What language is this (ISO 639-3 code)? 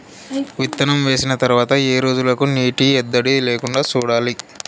tel